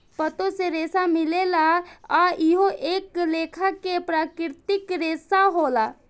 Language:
Bhojpuri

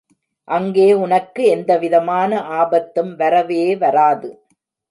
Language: Tamil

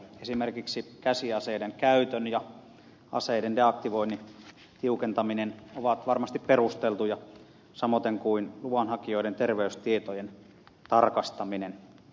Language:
Finnish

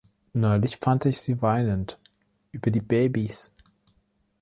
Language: German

